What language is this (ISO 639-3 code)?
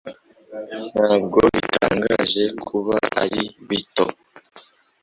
kin